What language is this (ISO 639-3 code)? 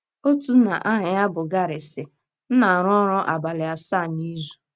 ibo